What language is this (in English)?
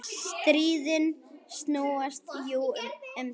Icelandic